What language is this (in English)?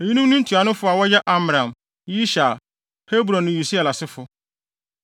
Akan